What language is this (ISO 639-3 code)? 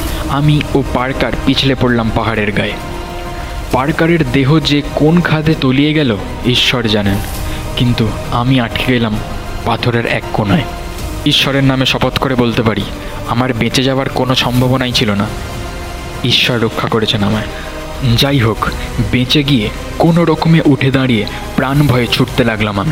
ben